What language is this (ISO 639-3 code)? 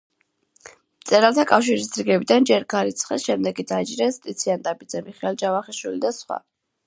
kat